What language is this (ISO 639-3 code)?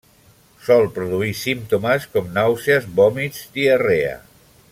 cat